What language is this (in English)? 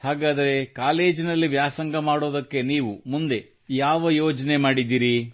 Kannada